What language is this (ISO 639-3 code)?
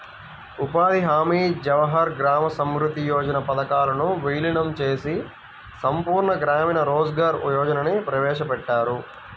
tel